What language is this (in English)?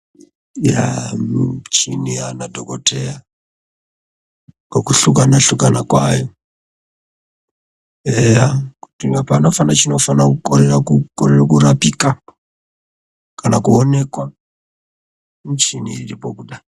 Ndau